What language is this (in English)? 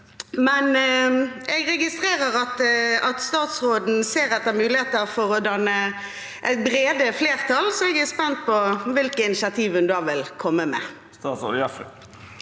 Norwegian